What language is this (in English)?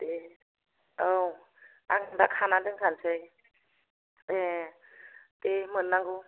Bodo